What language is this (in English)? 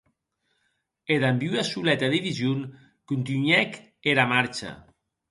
Occitan